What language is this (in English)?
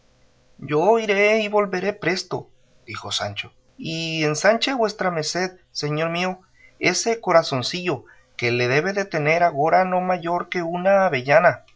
Spanish